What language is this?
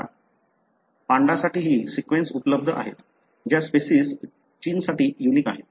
Marathi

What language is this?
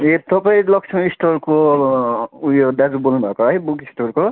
Nepali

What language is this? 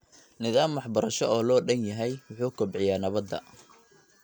Somali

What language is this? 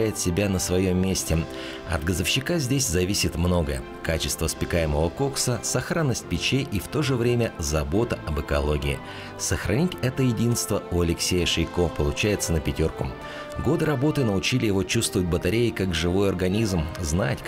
Russian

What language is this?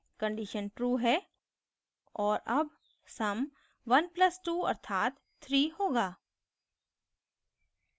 Hindi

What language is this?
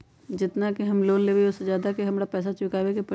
Magahi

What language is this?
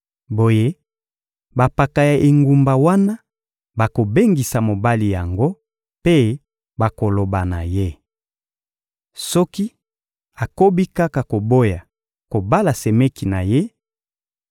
Lingala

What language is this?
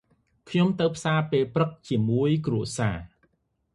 Khmer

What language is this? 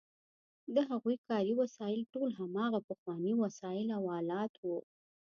Pashto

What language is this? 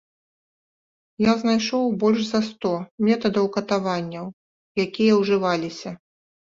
Belarusian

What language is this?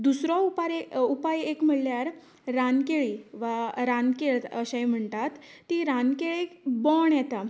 Konkani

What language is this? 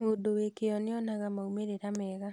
Kikuyu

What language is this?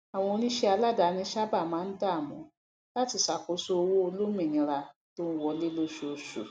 Yoruba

